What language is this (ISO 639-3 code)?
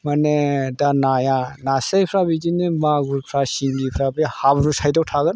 brx